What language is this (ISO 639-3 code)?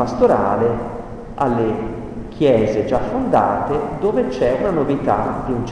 ita